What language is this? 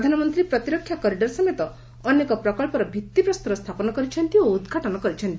Odia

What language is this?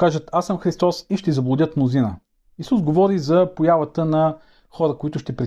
Bulgarian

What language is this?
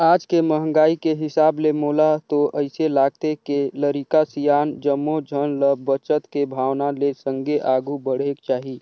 Chhattisgarhi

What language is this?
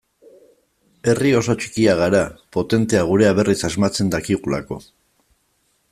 Basque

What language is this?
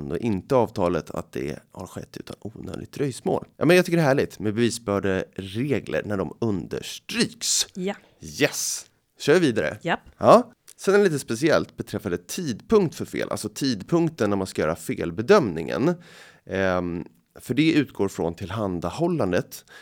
Swedish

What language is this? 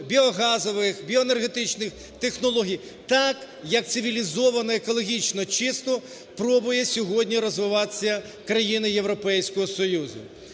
Ukrainian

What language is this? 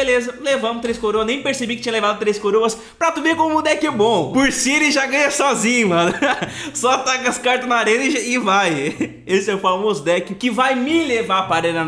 Portuguese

